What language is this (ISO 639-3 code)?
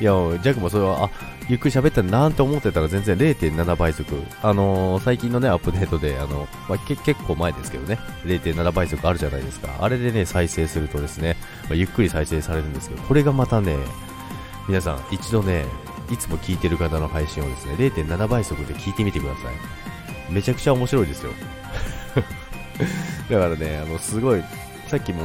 jpn